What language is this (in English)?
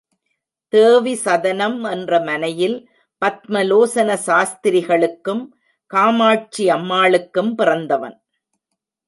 Tamil